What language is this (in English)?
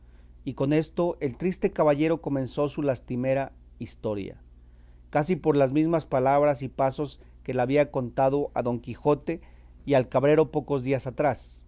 Spanish